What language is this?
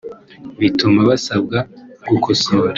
Kinyarwanda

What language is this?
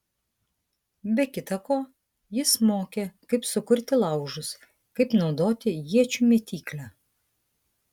Lithuanian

